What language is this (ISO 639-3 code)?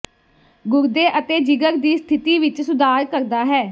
pan